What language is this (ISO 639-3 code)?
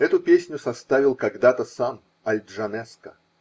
rus